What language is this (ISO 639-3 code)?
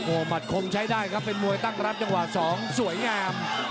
tha